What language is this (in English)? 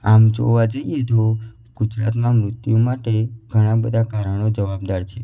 Gujarati